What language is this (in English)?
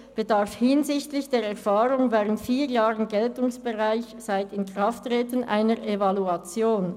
Swiss German